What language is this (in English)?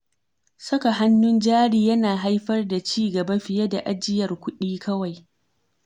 Hausa